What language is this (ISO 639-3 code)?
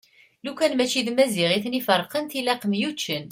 kab